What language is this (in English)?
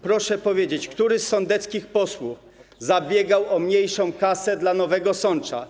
Polish